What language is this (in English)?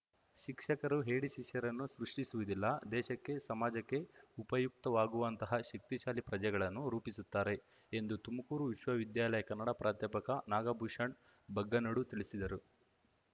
Kannada